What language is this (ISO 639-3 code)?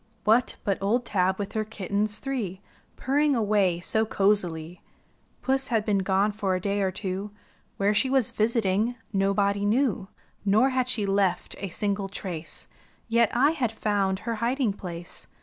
eng